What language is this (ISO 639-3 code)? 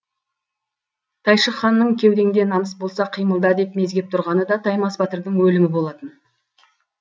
kaz